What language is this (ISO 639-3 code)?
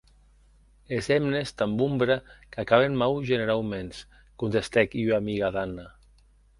oci